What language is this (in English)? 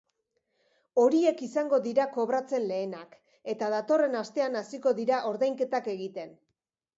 Basque